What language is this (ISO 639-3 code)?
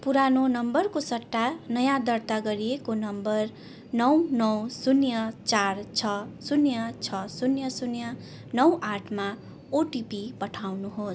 nep